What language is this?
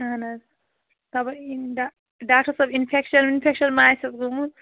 Kashmiri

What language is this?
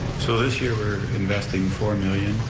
English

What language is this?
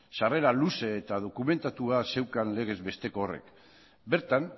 Basque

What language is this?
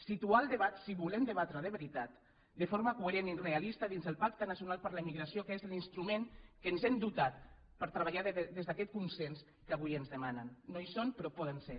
Catalan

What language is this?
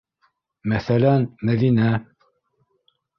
Bashkir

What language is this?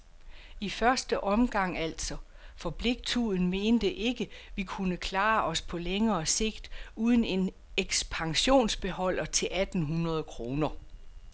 Danish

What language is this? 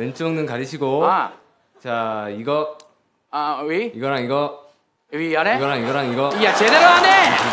Korean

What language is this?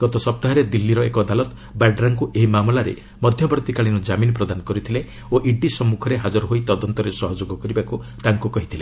Odia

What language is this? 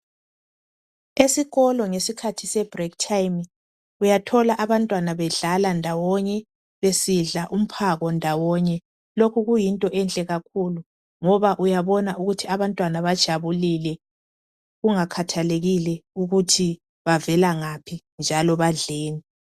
North Ndebele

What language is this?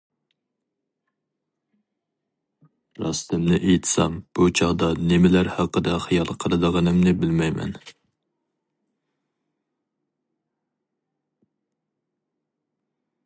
Uyghur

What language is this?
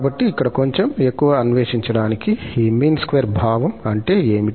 Telugu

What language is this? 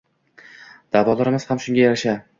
Uzbek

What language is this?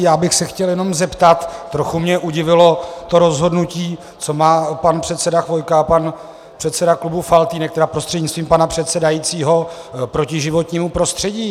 Czech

